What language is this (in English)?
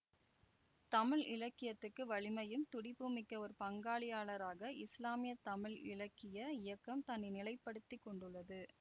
Tamil